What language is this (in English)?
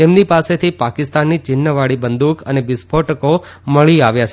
Gujarati